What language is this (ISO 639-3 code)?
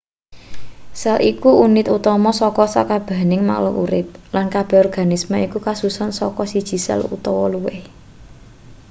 jav